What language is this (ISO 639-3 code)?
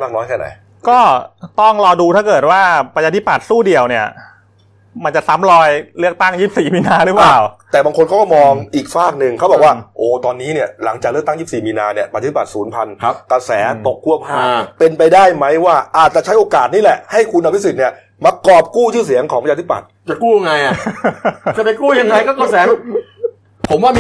tha